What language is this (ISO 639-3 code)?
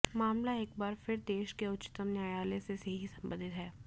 hin